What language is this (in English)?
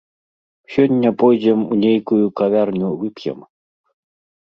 Belarusian